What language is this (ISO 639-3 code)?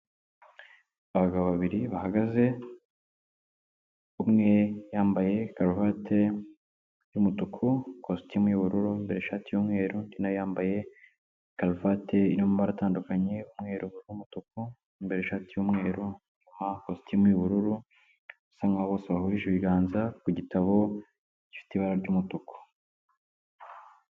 kin